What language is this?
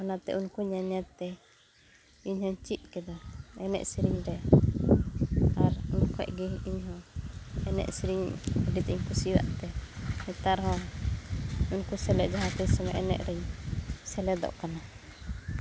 Santali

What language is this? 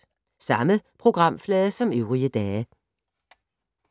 Danish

